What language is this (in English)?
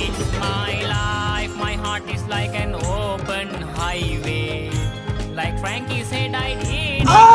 English